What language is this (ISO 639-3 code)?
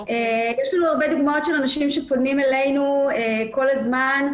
heb